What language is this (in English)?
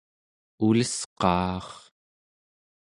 Central Yupik